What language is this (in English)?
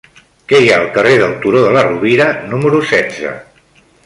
Catalan